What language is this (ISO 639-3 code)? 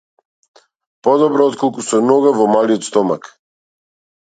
mkd